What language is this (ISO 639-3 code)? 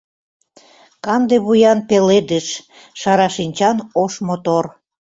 chm